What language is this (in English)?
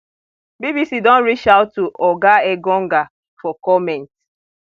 Nigerian Pidgin